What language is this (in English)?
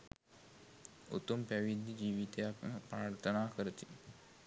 Sinhala